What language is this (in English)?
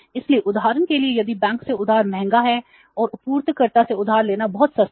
Hindi